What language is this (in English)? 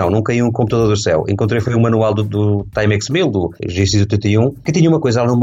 Portuguese